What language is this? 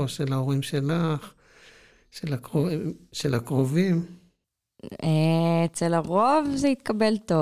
Hebrew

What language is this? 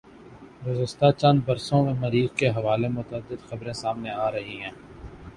Urdu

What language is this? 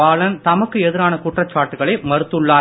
Tamil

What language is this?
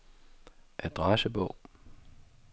Danish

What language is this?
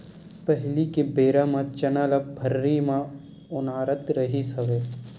Chhattisgarhi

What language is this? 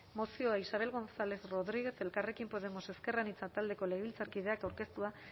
Basque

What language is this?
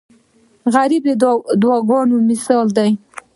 Pashto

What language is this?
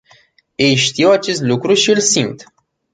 Romanian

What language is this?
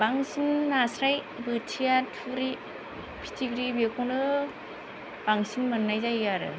Bodo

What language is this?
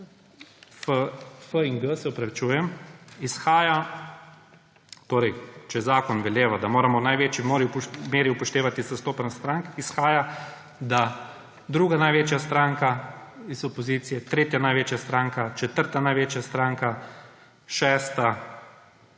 Slovenian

